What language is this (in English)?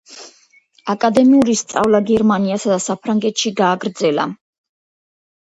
Georgian